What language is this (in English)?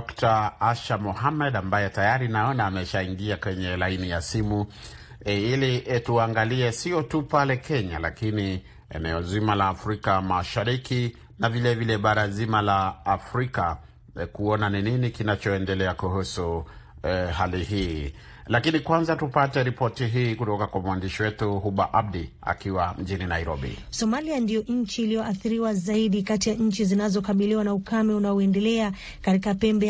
Swahili